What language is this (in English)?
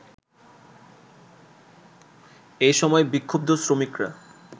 Bangla